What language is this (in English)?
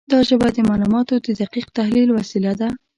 Pashto